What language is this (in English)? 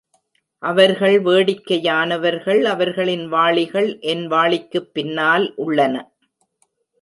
Tamil